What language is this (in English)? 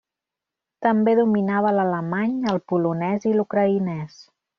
Catalan